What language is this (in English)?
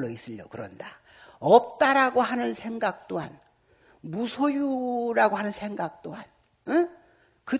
Korean